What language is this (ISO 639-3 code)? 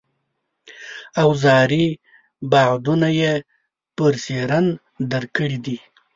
pus